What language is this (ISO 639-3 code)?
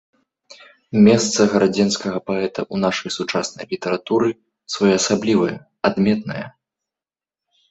bel